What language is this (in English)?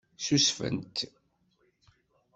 Kabyle